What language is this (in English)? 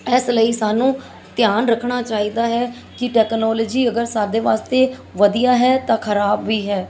Punjabi